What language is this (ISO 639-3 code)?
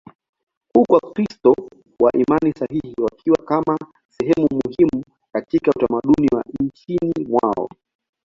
swa